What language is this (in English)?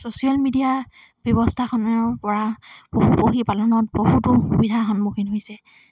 Assamese